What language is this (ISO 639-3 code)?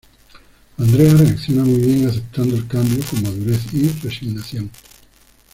spa